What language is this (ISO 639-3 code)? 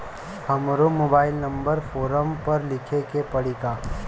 bho